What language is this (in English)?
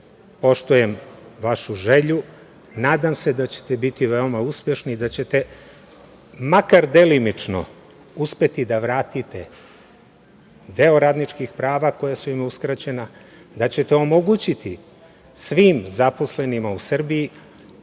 Serbian